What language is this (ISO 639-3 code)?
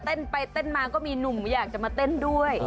tha